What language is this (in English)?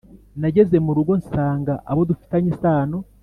Kinyarwanda